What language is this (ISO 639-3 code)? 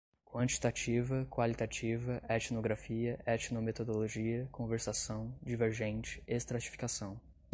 por